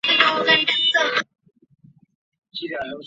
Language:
Chinese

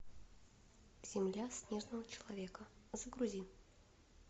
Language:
Russian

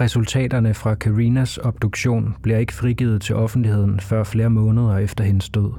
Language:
Danish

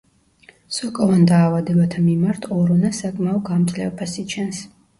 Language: Georgian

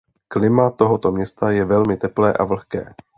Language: Czech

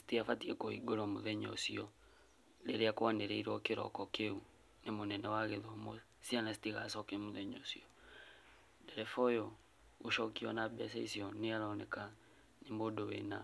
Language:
Kikuyu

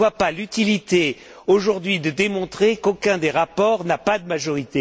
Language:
French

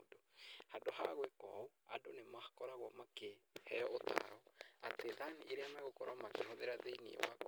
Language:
Kikuyu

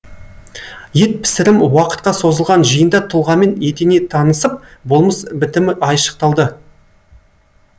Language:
Kazakh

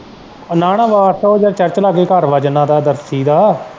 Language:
Punjabi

